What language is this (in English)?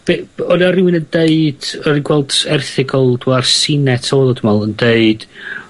Welsh